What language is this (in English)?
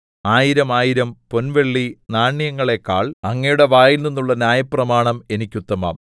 Malayalam